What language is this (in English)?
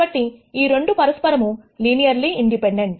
Telugu